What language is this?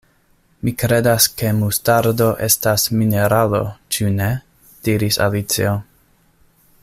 Esperanto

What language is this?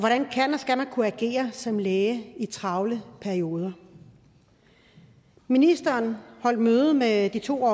Danish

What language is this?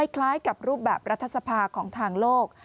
Thai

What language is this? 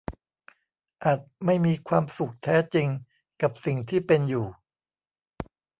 Thai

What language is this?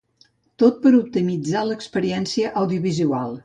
Catalan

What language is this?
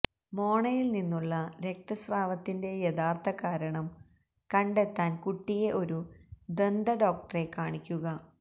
Malayalam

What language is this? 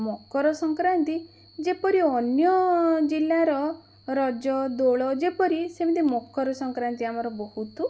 Odia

